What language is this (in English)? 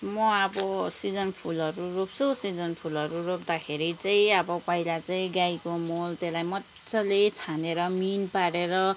Nepali